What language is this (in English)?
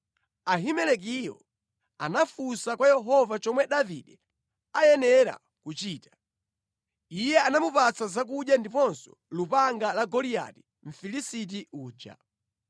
Nyanja